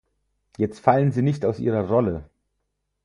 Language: German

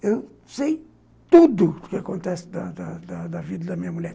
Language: Portuguese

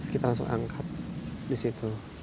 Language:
Indonesian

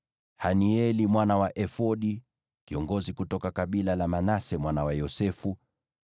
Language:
Swahili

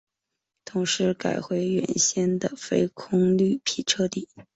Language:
Chinese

